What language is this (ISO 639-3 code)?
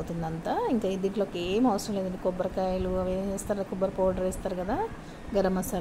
tel